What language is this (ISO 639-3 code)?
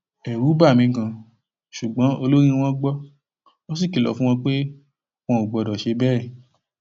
yor